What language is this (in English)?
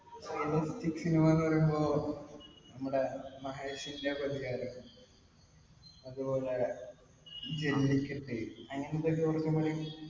Malayalam